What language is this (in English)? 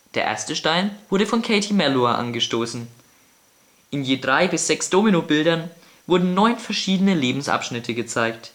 German